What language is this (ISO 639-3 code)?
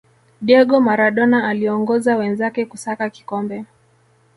swa